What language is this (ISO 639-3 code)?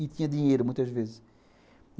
por